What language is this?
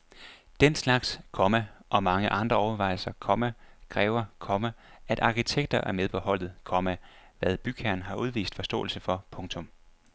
Danish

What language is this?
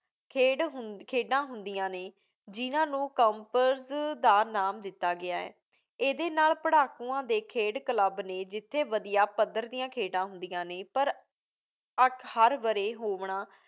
Punjabi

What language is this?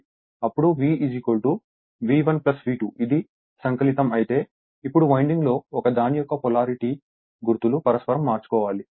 Telugu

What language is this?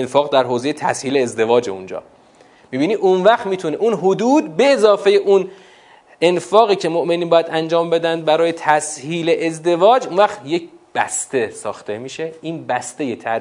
Persian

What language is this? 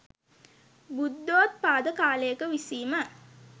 Sinhala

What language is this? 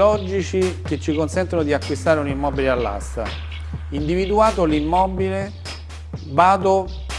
Italian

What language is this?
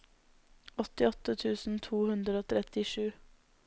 Norwegian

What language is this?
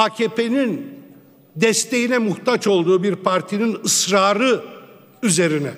Turkish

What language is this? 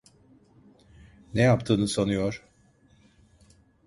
Turkish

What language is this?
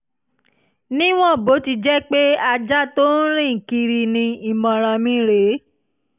Yoruba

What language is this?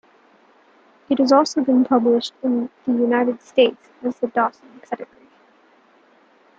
English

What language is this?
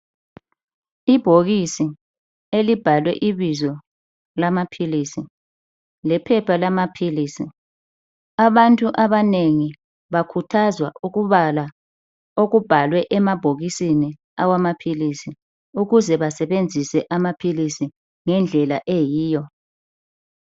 North Ndebele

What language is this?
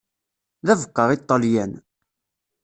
Kabyle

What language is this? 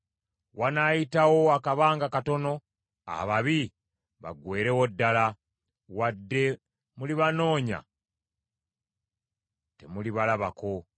Ganda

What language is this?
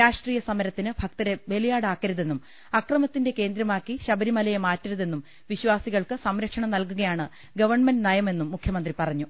Malayalam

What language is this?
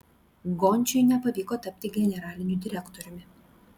Lithuanian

